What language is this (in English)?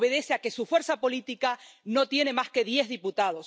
Spanish